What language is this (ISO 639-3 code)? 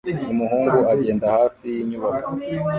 kin